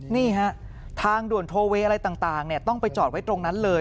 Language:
Thai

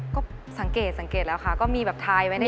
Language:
Thai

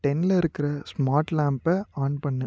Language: Tamil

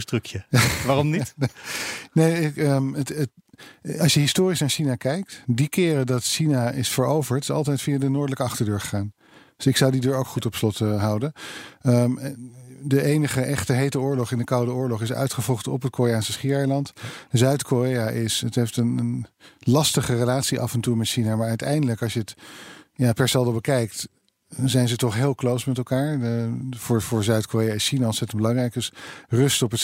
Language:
Dutch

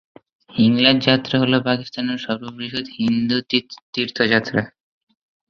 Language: Bangla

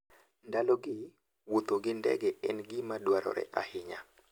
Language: Luo (Kenya and Tanzania)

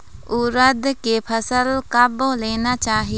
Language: Chhattisgarhi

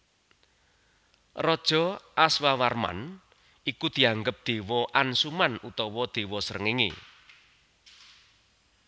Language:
Javanese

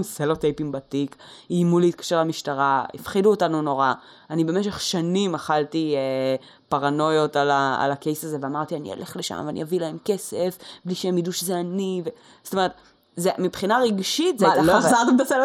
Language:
Hebrew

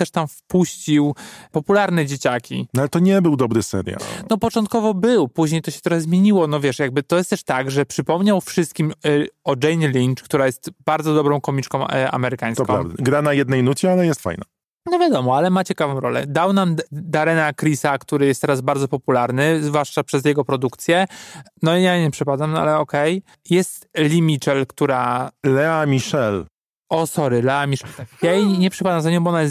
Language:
Polish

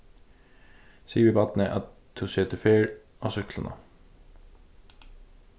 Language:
Faroese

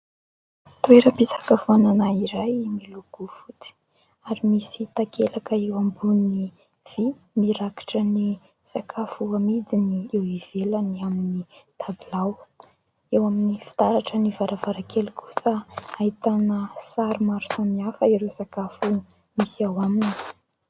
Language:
Malagasy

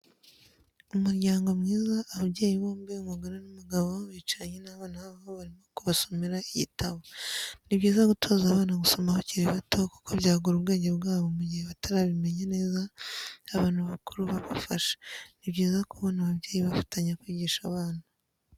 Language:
Kinyarwanda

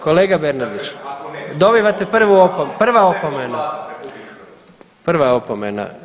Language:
Croatian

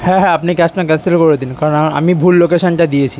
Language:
Bangla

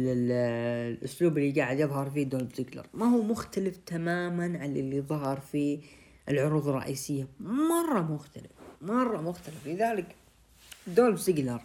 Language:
Arabic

